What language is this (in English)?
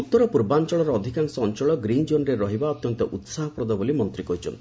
Odia